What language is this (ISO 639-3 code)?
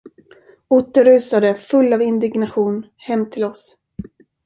swe